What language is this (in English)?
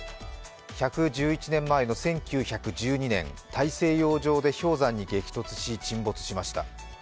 Japanese